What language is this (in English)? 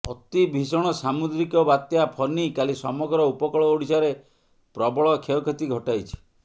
Odia